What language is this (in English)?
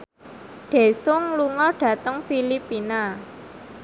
Javanese